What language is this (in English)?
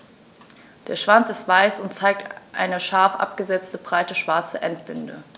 German